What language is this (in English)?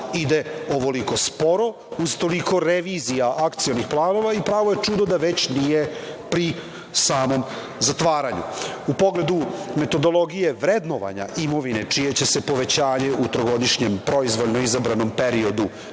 Serbian